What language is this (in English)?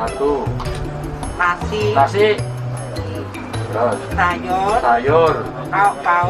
Indonesian